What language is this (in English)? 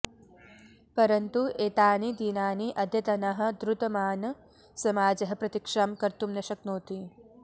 Sanskrit